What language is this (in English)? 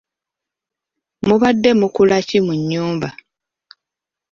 Ganda